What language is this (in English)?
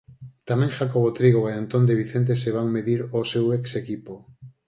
Galician